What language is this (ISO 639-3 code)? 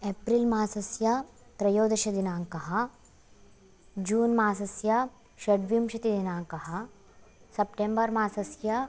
san